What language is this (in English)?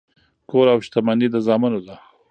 Pashto